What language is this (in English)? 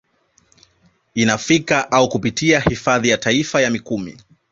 Swahili